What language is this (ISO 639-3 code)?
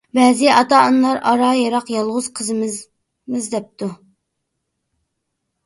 uig